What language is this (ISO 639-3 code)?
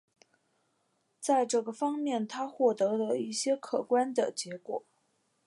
zho